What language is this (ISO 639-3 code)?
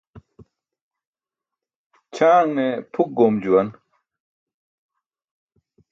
bsk